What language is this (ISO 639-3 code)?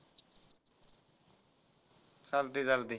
mar